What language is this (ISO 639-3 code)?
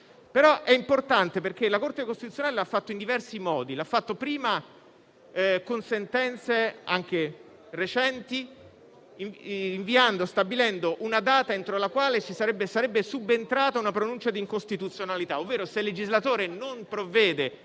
ita